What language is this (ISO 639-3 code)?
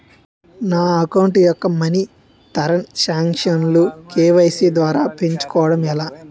tel